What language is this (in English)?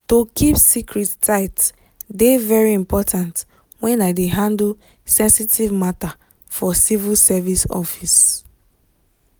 Nigerian Pidgin